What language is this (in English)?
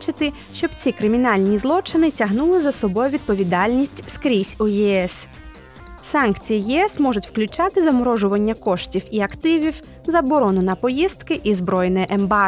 Ukrainian